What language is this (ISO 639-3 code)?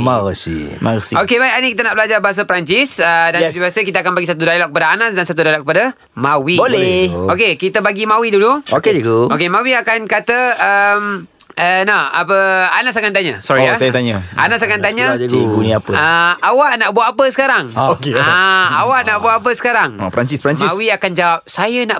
msa